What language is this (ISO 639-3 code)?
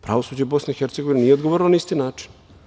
srp